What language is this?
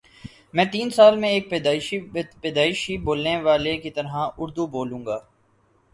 Urdu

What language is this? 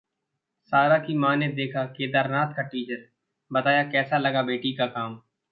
Hindi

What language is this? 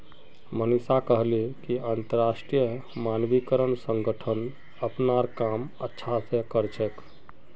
Magahi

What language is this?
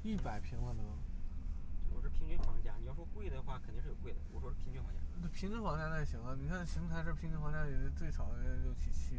Chinese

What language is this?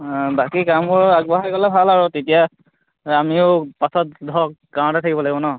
Assamese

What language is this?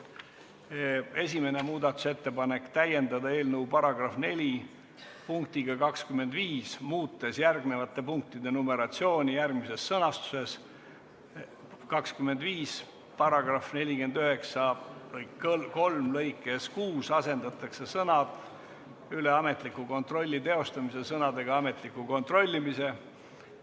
Estonian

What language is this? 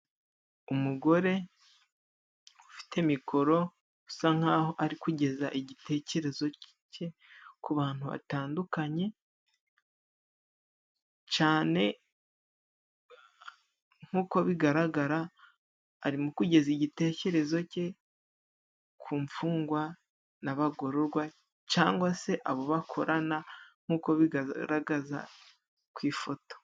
Kinyarwanda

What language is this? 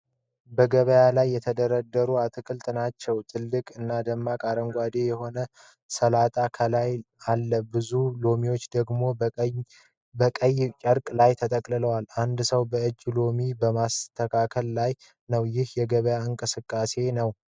Amharic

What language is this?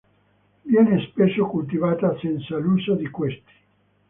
Italian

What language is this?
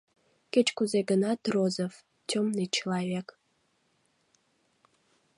Mari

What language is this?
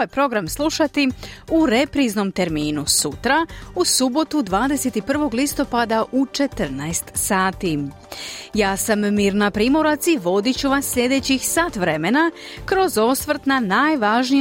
Croatian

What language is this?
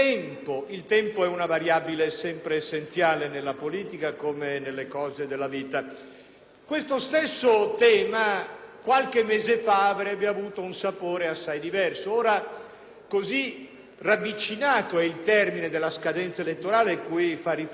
Italian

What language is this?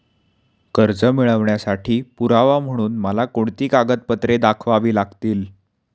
Marathi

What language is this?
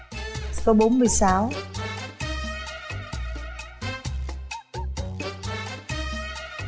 Vietnamese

